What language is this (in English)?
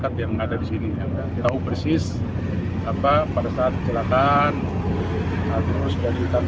Indonesian